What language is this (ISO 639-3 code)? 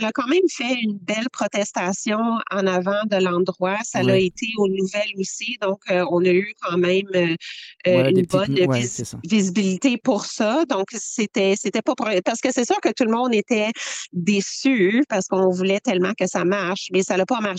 fra